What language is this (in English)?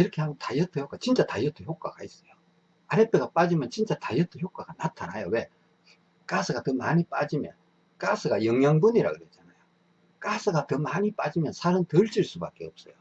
Korean